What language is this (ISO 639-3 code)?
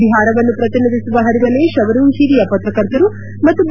kan